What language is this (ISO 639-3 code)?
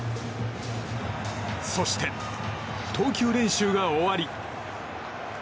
jpn